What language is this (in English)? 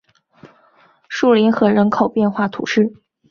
Chinese